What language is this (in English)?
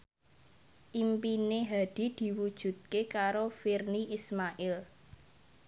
Javanese